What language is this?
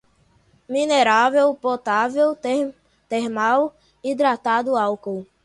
Portuguese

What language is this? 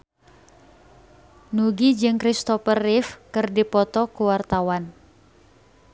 Sundanese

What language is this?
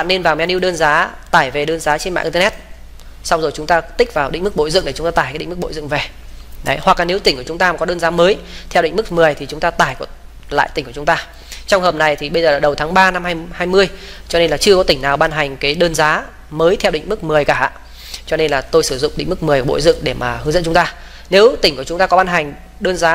Vietnamese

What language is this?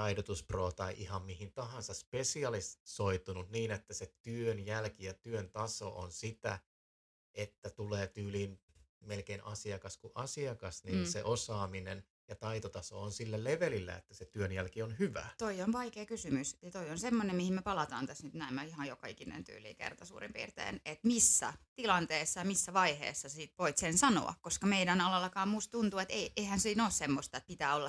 Finnish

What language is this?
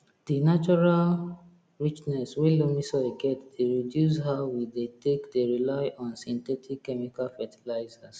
Nigerian Pidgin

